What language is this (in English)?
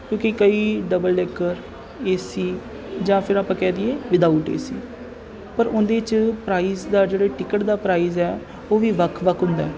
Punjabi